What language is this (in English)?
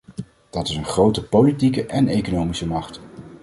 Dutch